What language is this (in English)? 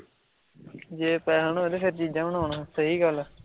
Punjabi